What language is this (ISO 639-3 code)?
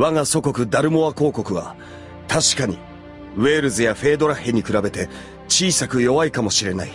jpn